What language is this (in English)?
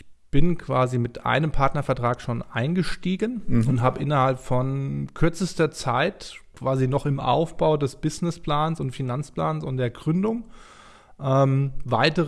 German